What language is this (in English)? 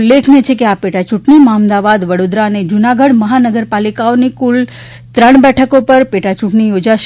Gujarati